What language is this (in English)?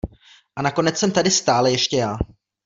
Czech